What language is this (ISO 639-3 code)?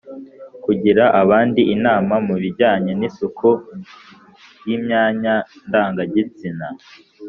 kin